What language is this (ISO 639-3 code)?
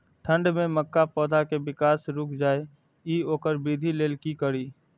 mai